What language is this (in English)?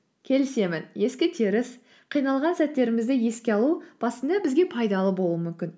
Kazakh